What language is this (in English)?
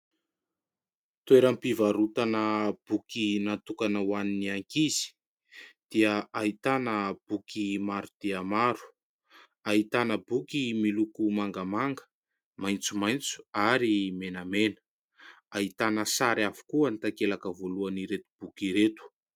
Malagasy